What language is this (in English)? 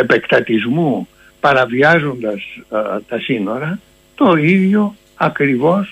Greek